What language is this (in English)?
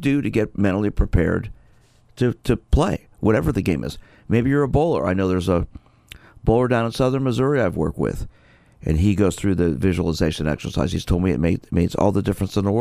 English